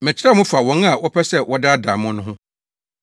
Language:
Akan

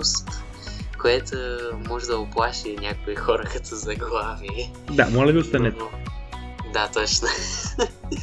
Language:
Bulgarian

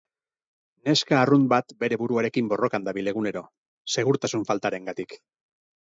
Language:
Basque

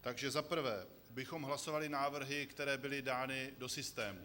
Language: Czech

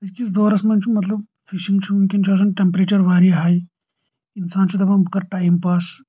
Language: Kashmiri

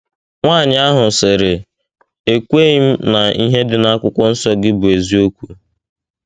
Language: Igbo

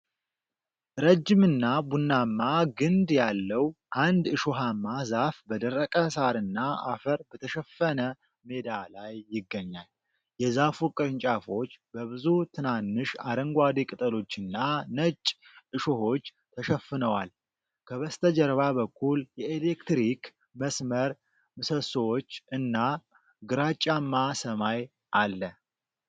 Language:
Amharic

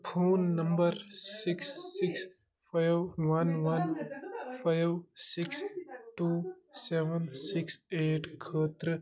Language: Kashmiri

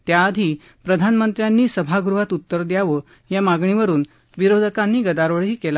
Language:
Marathi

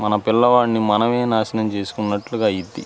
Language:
Telugu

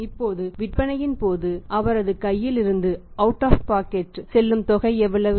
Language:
Tamil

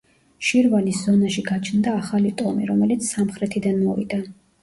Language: Georgian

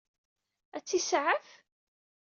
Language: Kabyle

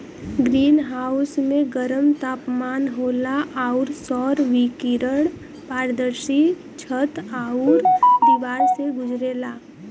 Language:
Bhojpuri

